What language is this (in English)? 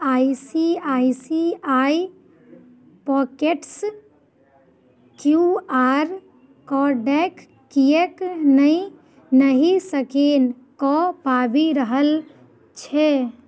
Maithili